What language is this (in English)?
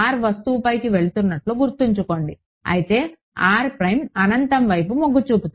Telugu